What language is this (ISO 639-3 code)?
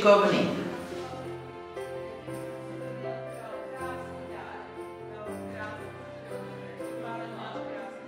ces